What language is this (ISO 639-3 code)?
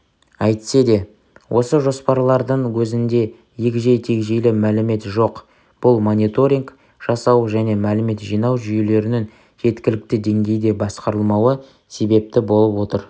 kaz